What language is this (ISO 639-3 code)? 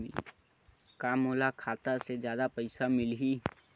hne